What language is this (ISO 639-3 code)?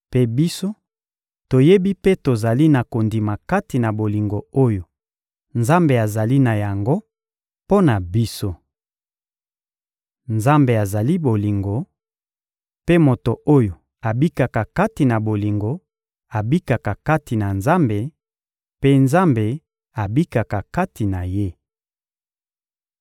lin